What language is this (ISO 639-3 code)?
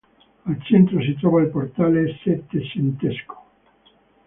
ita